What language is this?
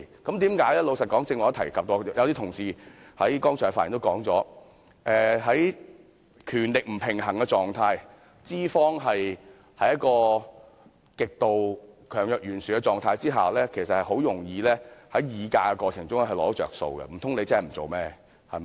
Cantonese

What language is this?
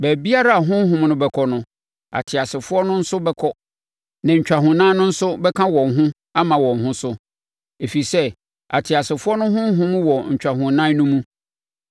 Akan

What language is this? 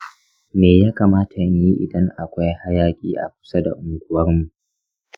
Hausa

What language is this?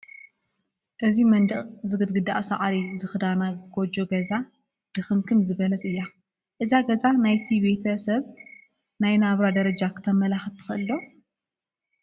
Tigrinya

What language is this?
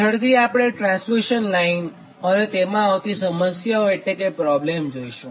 Gujarati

